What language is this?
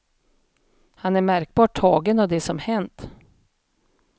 Swedish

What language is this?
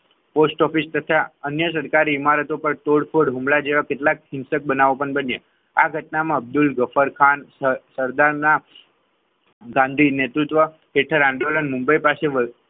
Gujarati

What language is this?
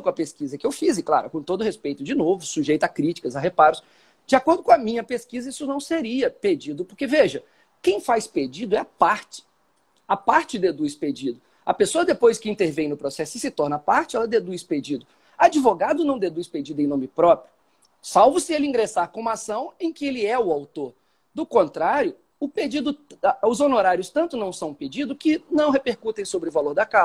Portuguese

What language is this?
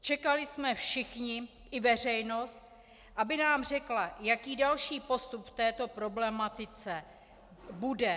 Czech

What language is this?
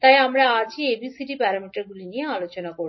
Bangla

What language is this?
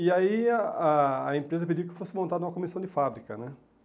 Portuguese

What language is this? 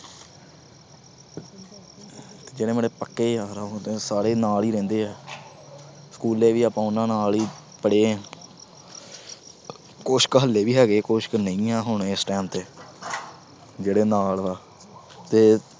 Punjabi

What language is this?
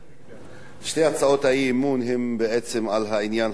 Hebrew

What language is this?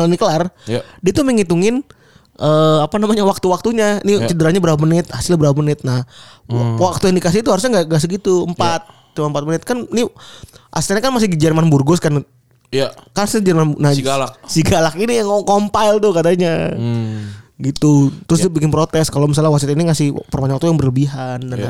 Indonesian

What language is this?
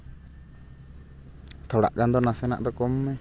Santali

